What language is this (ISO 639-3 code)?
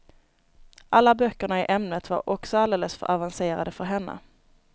swe